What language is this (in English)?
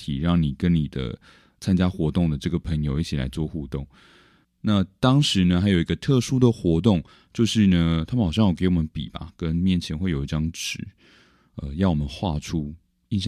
Chinese